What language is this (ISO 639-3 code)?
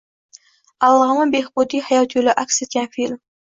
uzb